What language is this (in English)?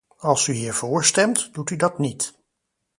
Dutch